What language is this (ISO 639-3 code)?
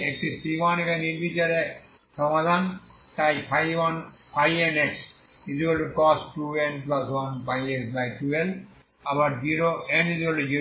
ben